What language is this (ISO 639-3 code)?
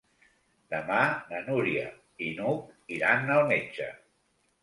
cat